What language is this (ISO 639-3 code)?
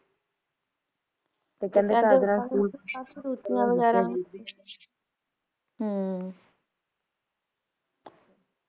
pan